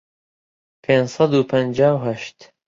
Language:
Central Kurdish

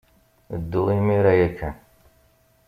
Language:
Kabyle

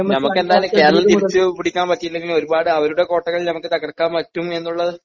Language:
Malayalam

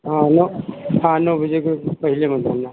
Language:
Hindi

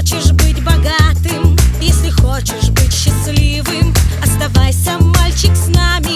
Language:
Ukrainian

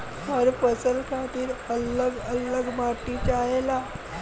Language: Bhojpuri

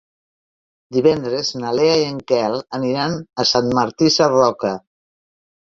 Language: Catalan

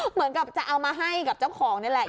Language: Thai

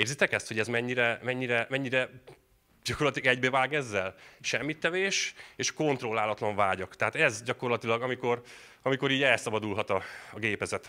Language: Hungarian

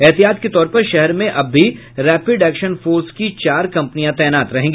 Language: Hindi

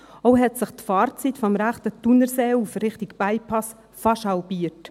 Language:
Swiss German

